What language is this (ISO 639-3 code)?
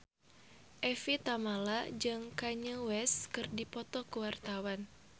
sun